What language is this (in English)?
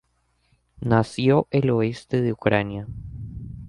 Spanish